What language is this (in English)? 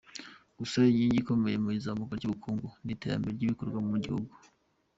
Kinyarwanda